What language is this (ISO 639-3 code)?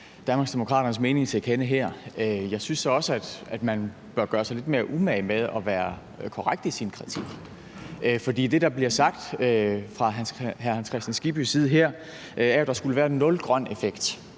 dan